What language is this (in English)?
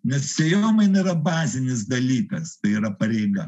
Lithuanian